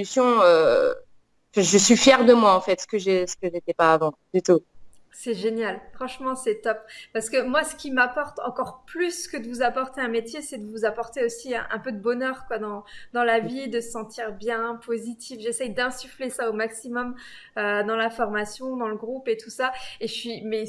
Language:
French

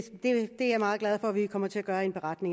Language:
Danish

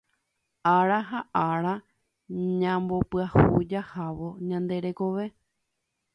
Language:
Guarani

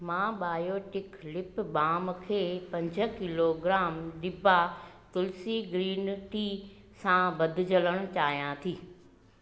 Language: Sindhi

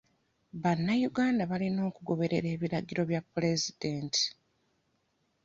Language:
Ganda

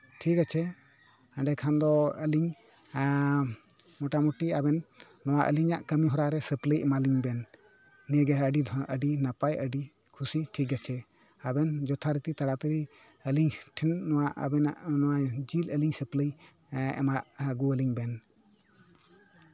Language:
Santali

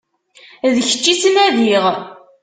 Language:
Kabyle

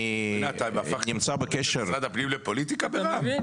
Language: Hebrew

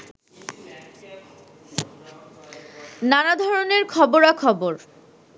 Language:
Bangla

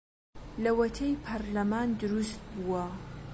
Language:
Central Kurdish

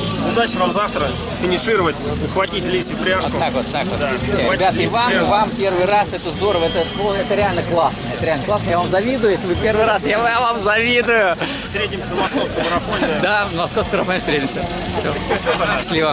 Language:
Russian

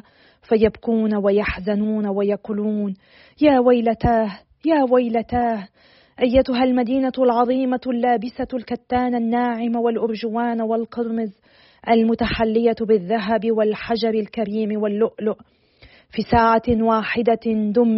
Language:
Arabic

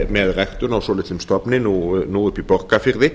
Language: Icelandic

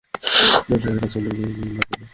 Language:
Bangla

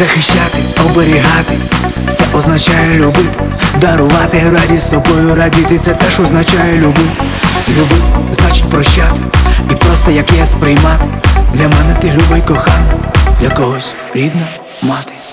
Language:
Ukrainian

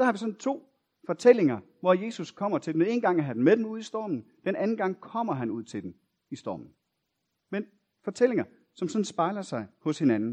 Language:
Danish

